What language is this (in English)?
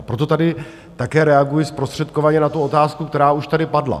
Czech